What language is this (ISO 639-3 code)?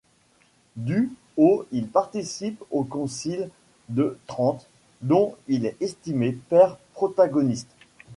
fra